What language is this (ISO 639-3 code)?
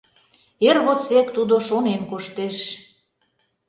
chm